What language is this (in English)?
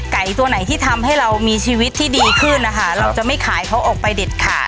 Thai